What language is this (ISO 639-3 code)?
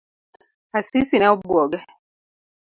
luo